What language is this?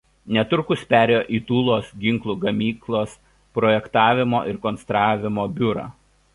Lithuanian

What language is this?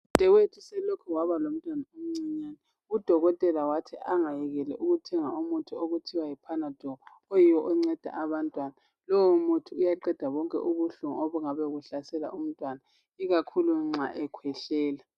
North Ndebele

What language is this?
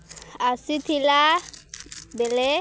Odia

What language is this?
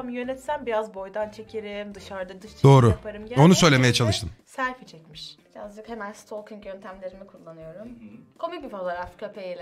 Turkish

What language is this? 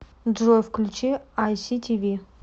Russian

